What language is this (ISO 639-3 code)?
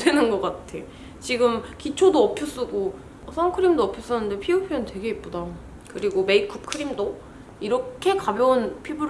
kor